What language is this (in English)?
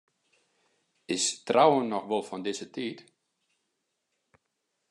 Western Frisian